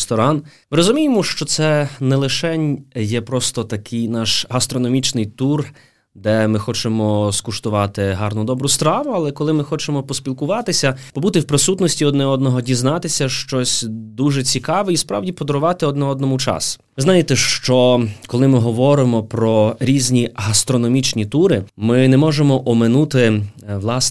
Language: Ukrainian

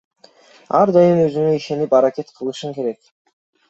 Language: Kyrgyz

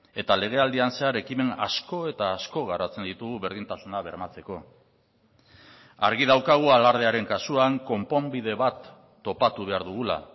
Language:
Basque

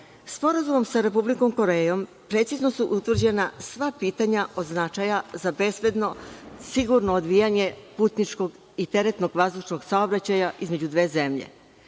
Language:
Serbian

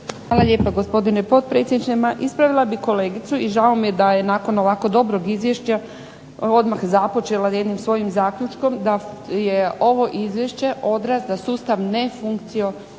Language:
Croatian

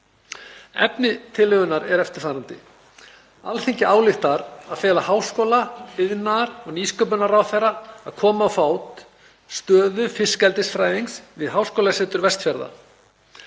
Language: Icelandic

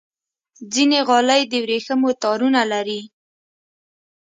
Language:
Pashto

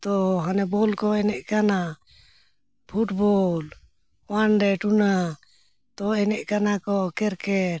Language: Santali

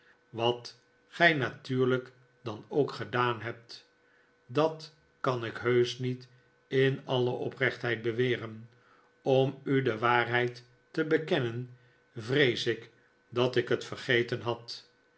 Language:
Dutch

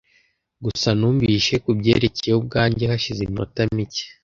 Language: Kinyarwanda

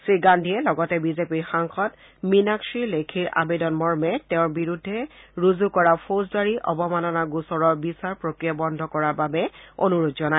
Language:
Assamese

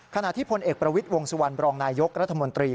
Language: Thai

